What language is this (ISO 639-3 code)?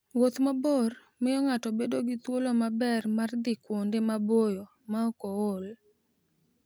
luo